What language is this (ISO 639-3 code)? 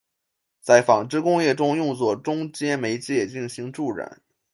zho